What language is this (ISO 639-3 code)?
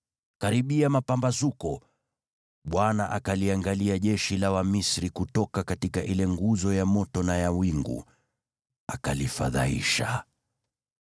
swa